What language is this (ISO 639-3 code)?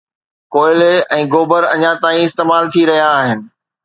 snd